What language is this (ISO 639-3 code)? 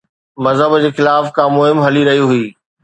snd